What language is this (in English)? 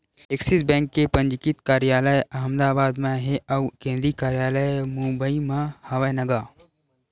Chhattisgarhi